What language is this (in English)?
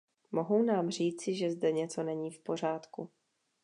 Czech